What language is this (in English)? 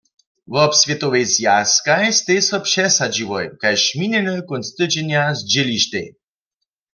Upper Sorbian